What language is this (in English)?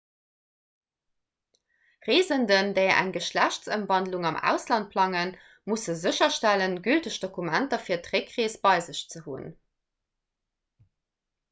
Luxembourgish